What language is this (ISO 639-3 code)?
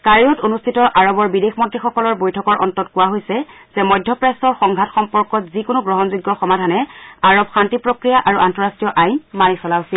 asm